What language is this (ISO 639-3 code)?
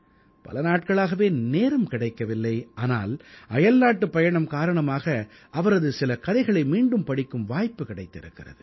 tam